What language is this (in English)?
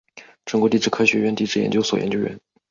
Chinese